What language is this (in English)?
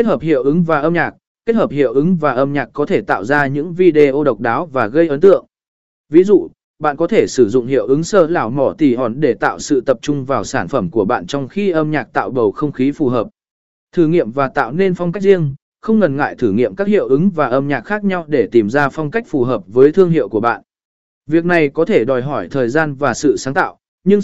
Vietnamese